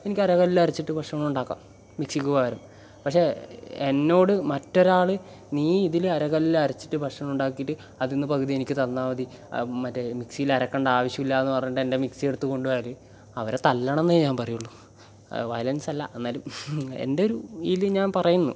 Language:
Malayalam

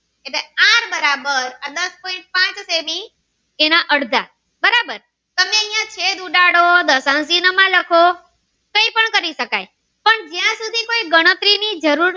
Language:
Gujarati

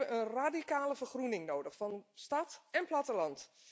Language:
Dutch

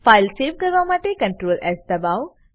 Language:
Gujarati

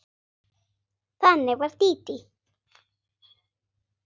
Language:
Icelandic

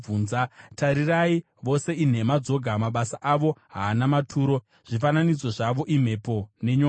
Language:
Shona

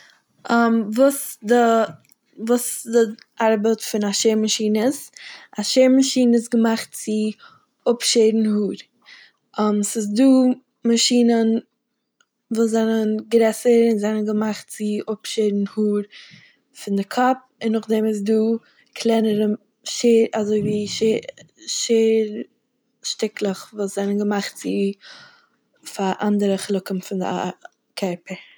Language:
Yiddish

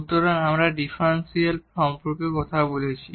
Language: Bangla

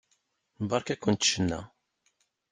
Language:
Kabyle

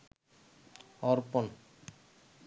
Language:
Bangla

